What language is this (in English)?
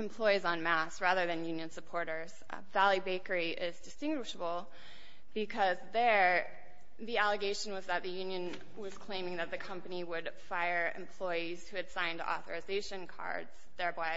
English